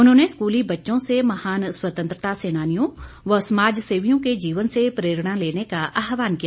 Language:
Hindi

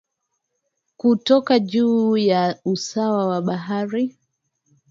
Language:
Swahili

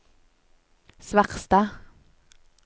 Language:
Norwegian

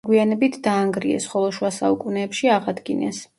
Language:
Georgian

